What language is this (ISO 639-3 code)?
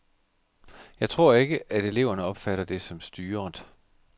dan